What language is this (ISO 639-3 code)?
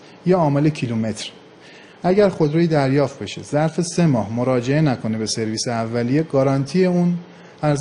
fas